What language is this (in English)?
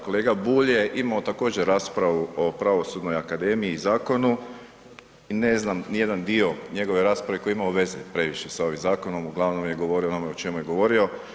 Croatian